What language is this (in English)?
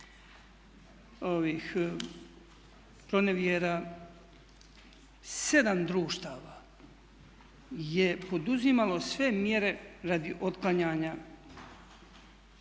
Croatian